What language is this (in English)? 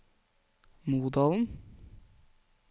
Norwegian